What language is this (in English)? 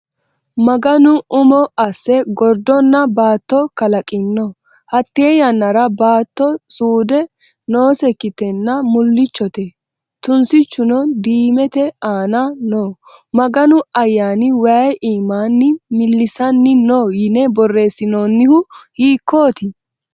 Sidamo